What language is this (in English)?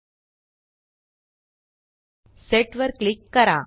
Marathi